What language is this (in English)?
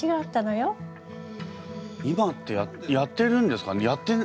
Japanese